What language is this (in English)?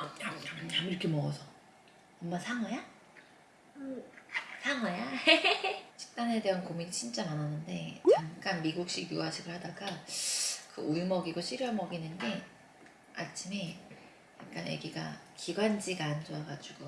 Korean